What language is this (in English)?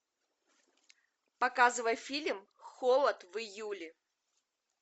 Russian